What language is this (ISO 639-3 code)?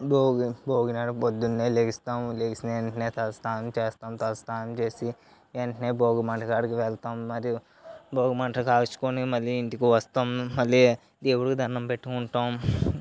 tel